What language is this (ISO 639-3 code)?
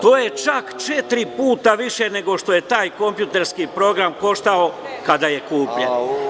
srp